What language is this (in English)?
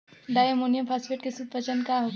Bhojpuri